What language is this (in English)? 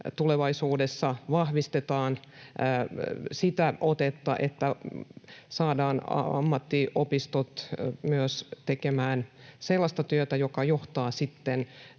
Finnish